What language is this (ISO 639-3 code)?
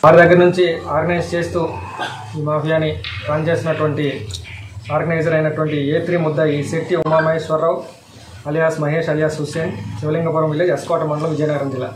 tel